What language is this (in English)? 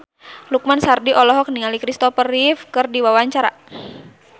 Sundanese